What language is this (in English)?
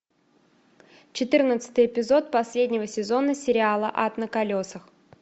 Russian